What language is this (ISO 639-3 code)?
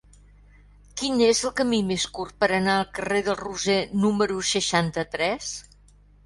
cat